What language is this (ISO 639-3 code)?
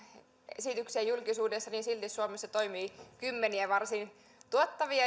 fin